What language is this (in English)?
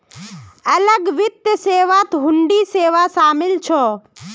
Magahi